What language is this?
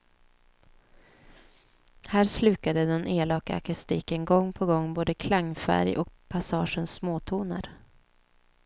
Swedish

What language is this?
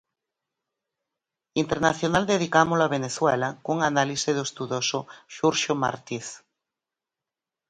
Galician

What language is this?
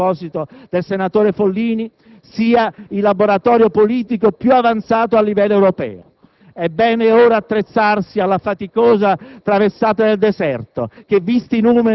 Italian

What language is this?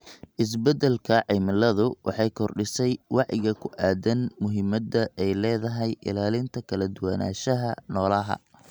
Somali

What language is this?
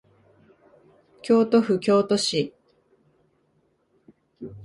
Japanese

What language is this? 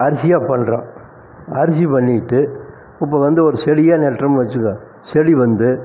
Tamil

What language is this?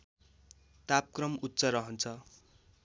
Nepali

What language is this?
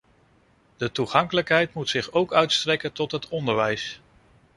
Dutch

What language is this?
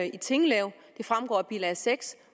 Danish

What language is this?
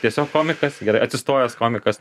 Lithuanian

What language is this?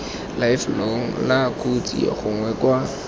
Tswana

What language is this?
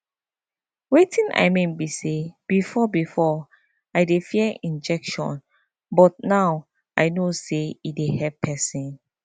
Nigerian Pidgin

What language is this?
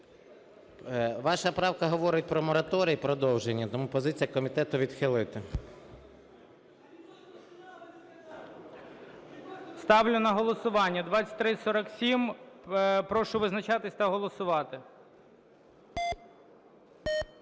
Ukrainian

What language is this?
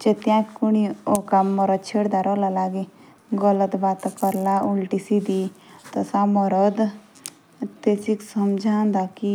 Jaunsari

